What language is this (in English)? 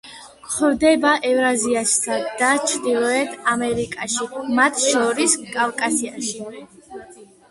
Georgian